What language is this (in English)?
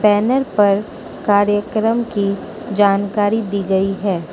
Hindi